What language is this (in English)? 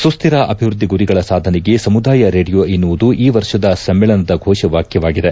Kannada